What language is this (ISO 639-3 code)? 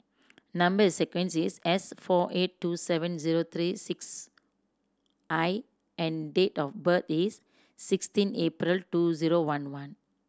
eng